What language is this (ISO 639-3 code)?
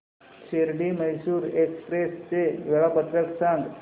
mar